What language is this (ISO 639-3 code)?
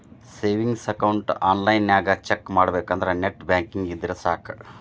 kan